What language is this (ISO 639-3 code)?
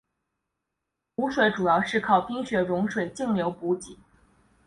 zho